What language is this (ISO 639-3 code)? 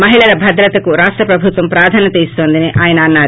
tel